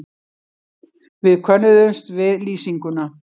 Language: Icelandic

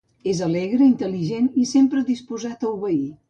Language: Catalan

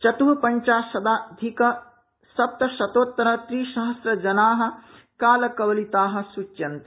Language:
Sanskrit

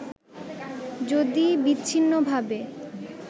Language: Bangla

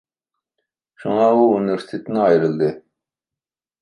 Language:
Uyghur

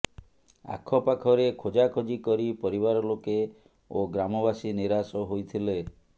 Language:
Odia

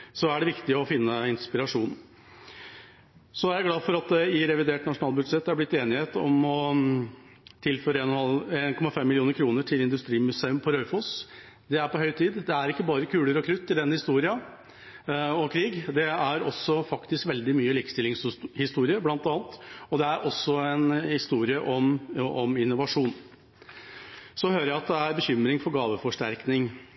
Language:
Norwegian Bokmål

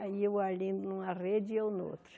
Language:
Portuguese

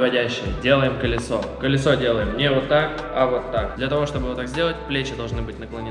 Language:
Russian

